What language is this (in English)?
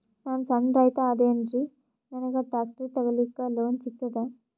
Kannada